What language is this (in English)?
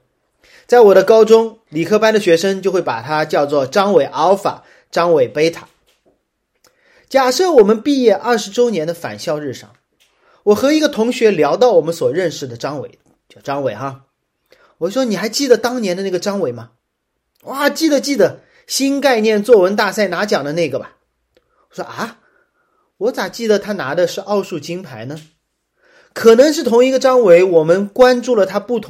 Chinese